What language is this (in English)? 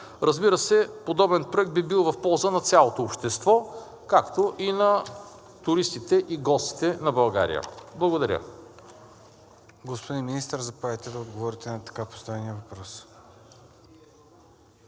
Bulgarian